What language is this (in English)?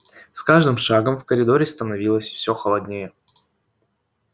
Russian